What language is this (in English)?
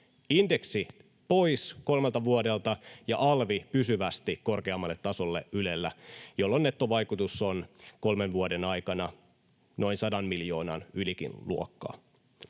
Finnish